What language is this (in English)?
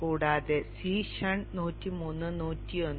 Malayalam